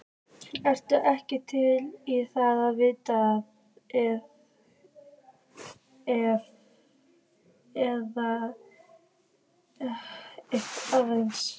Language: Icelandic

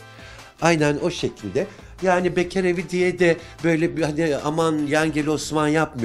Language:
Turkish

